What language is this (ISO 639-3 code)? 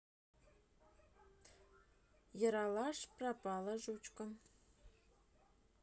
rus